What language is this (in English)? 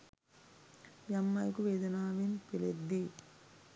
Sinhala